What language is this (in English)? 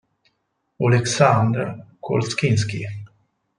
Italian